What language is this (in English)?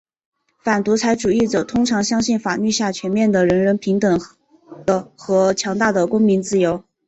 Chinese